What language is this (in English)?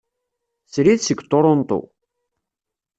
Kabyle